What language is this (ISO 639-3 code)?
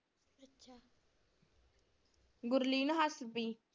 pan